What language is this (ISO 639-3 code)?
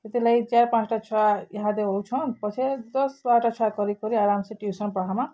ori